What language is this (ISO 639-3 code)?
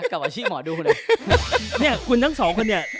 tha